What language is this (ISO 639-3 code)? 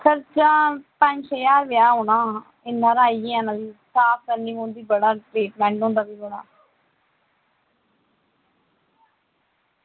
doi